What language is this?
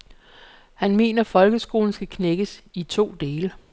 Danish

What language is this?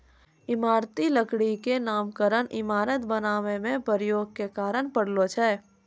Maithili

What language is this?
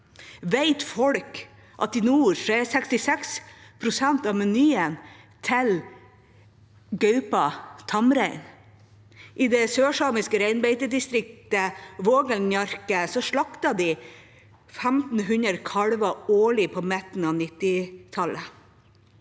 Norwegian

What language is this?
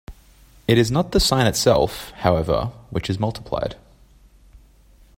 English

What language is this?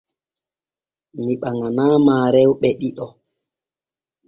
Borgu Fulfulde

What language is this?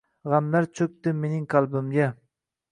Uzbek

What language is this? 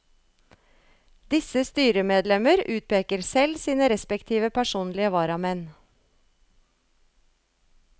Norwegian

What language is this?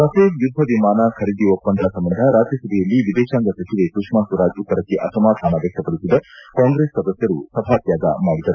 Kannada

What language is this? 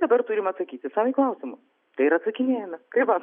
Lithuanian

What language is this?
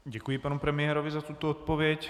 Czech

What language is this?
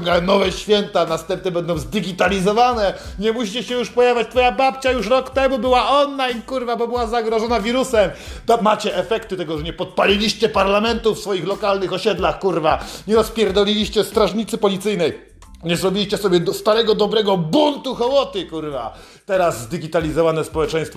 Polish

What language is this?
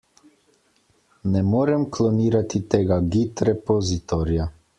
Slovenian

